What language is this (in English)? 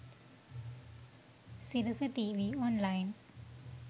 Sinhala